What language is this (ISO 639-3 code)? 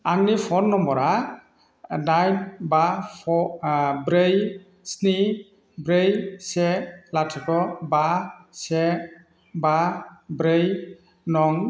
brx